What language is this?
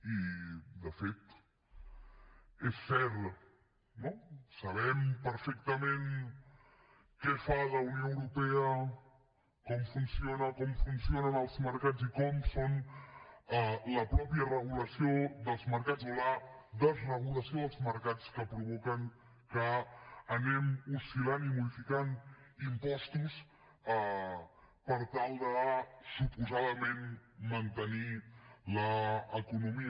Catalan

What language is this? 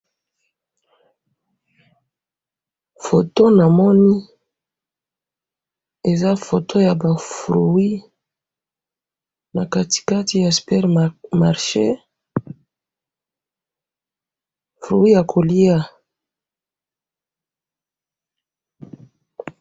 Lingala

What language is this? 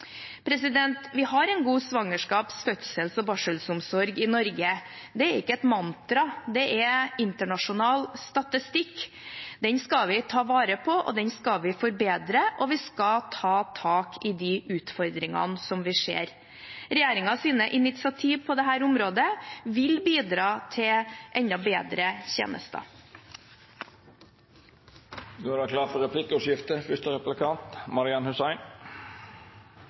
Norwegian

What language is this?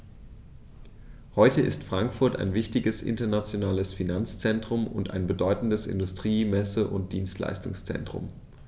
German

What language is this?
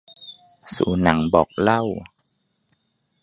Thai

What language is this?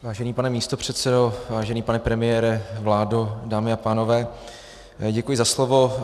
Czech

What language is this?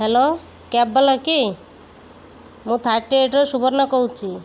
Odia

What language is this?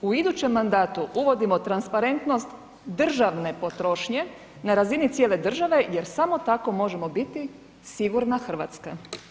Croatian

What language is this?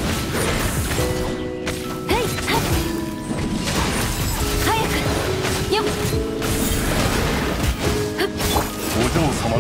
Japanese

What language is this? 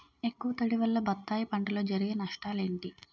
Telugu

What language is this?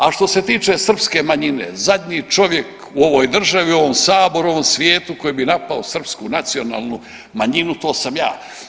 Croatian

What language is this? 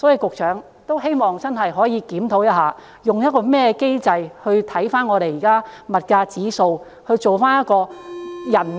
Cantonese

